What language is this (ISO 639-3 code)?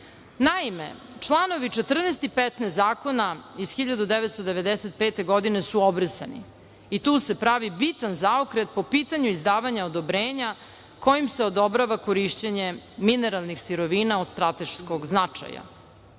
srp